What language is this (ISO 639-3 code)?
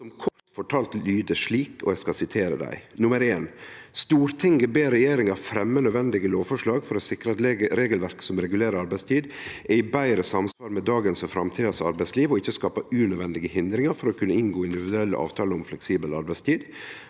nor